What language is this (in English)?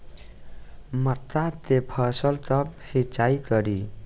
Bhojpuri